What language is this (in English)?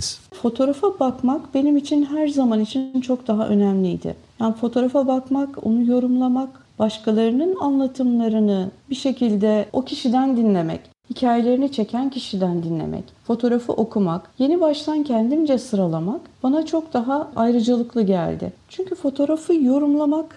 Turkish